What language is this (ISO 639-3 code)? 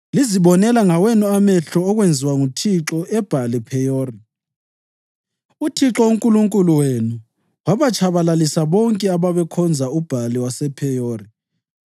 nde